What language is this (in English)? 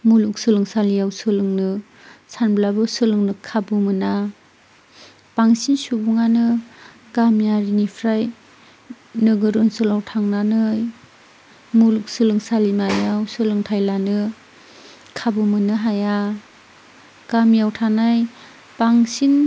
Bodo